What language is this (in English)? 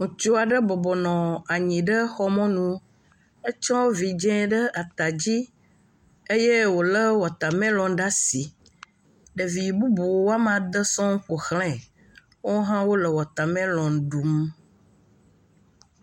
Ewe